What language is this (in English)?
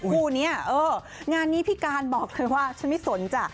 Thai